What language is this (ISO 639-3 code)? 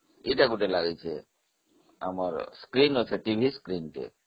ori